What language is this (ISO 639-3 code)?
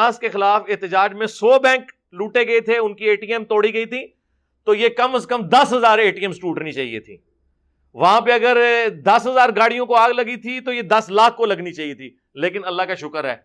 urd